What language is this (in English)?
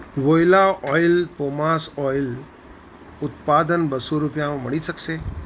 Gujarati